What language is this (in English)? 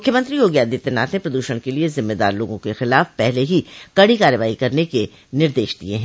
Hindi